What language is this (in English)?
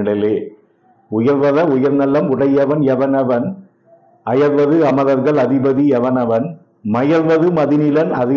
Tamil